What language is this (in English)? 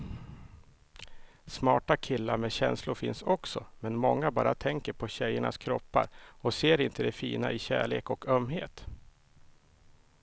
Swedish